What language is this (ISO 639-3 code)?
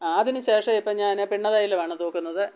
mal